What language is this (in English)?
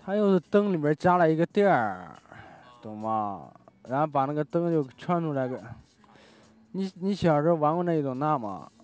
Chinese